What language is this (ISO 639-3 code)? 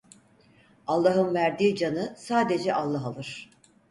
tur